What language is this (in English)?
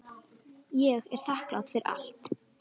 Icelandic